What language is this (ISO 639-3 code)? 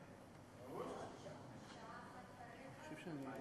heb